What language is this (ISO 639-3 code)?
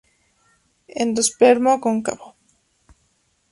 spa